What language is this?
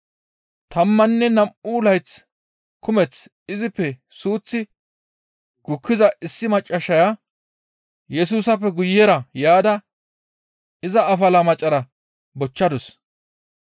Gamo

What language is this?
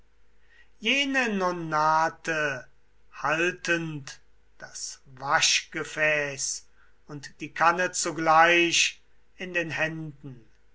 German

